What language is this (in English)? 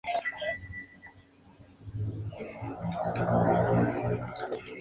Spanish